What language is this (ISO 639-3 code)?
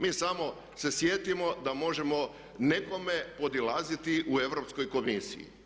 hrv